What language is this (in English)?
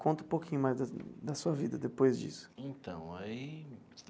Portuguese